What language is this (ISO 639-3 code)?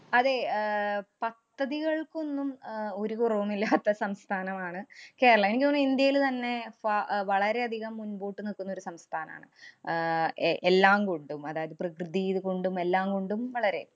mal